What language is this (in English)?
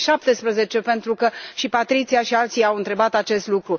Romanian